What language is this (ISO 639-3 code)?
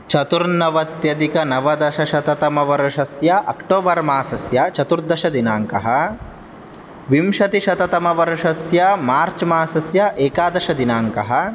san